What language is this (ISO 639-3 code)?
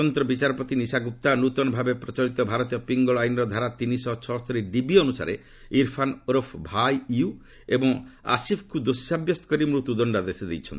ori